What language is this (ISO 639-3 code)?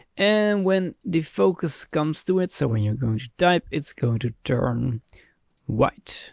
eng